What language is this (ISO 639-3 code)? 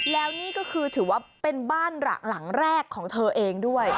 tha